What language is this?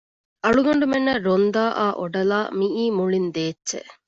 Divehi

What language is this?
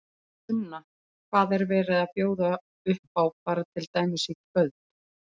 Icelandic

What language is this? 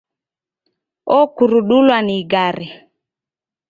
Taita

